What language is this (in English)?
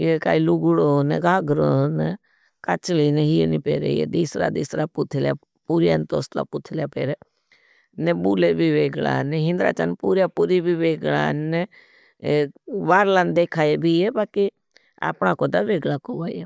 Bhili